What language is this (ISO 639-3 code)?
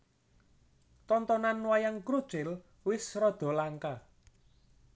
jav